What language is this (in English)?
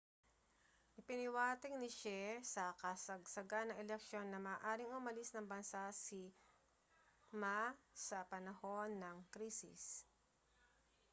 Filipino